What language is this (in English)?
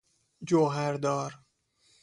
Persian